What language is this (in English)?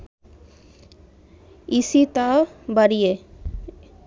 Bangla